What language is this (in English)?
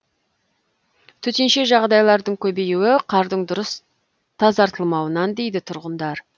Kazakh